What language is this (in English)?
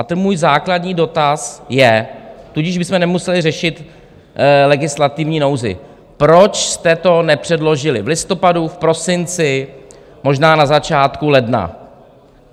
Czech